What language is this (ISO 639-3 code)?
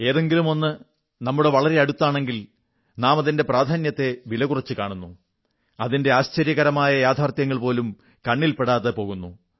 mal